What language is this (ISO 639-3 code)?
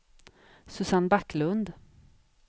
swe